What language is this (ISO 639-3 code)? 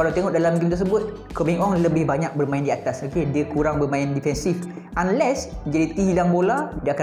msa